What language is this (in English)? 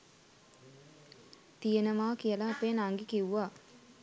Sinhala